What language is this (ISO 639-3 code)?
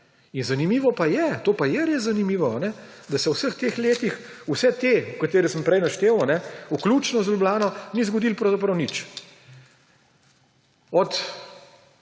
slv